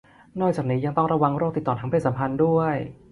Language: Thai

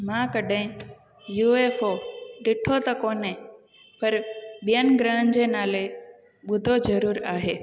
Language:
Sindhi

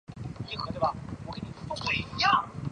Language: Chinese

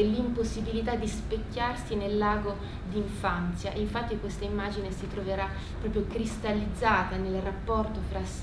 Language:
Italian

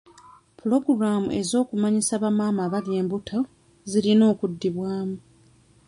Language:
Ganda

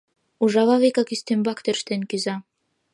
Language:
Mari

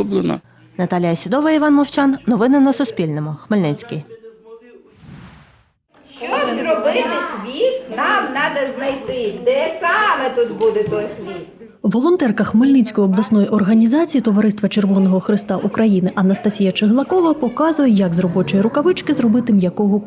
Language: Ukrainian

